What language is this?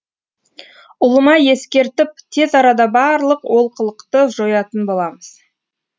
Kazakh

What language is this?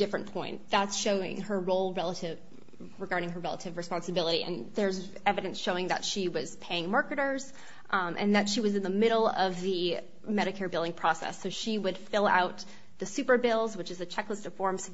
English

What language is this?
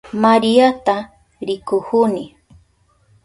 Southern Pastaza Quechua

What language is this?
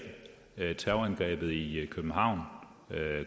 Danish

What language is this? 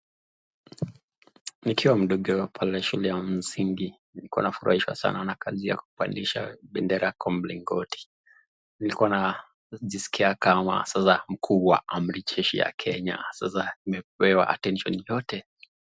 Swahili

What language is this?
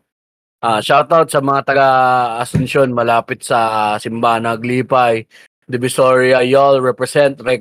Filipino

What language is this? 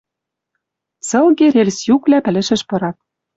Western Mari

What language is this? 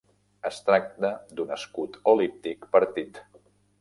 Catalan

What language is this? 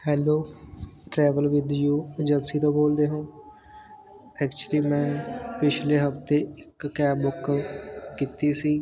Punjabi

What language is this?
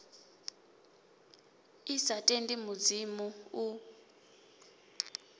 Venda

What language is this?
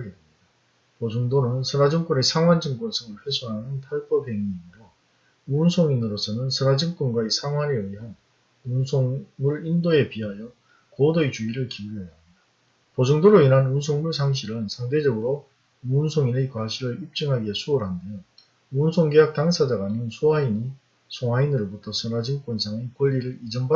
Korean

